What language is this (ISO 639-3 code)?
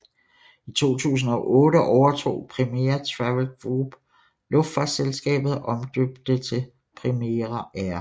dan